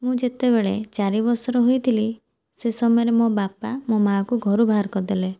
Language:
Odia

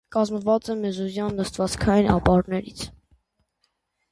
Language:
Armenian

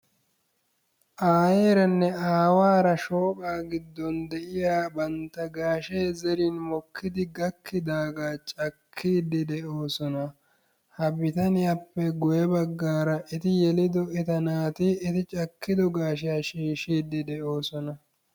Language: Wolaytta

